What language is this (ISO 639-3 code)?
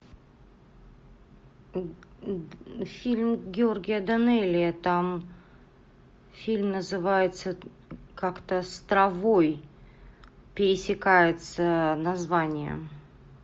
rus